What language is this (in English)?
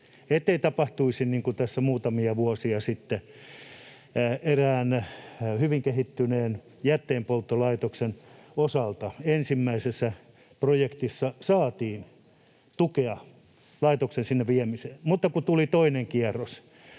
Finnish